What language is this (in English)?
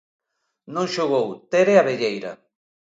Galician